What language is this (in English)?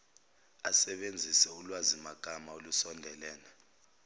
Zulu